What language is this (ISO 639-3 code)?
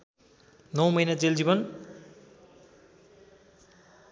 nep